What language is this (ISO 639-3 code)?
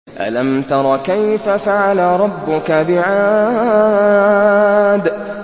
ara